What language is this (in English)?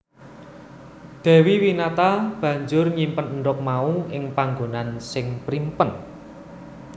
Javanese